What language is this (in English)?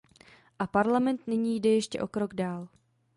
Czech